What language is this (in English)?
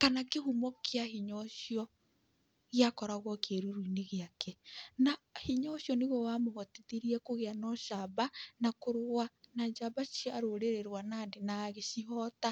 Kikuyu